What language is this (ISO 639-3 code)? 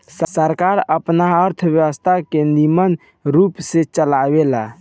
bho